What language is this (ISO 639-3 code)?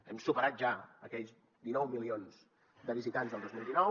cat